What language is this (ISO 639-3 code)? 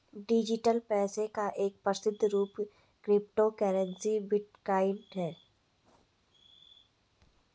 hin